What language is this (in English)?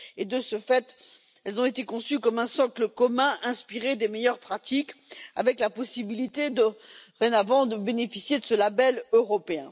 French